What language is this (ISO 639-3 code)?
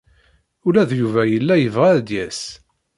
kab